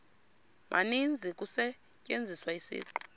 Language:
Xhosa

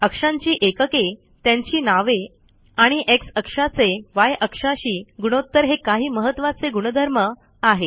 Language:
Marathi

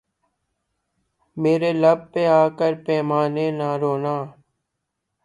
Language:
Urdu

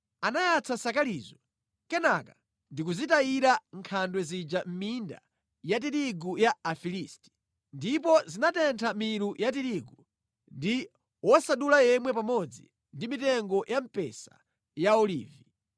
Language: Nyanja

